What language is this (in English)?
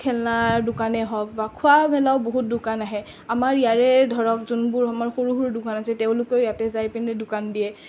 Assamese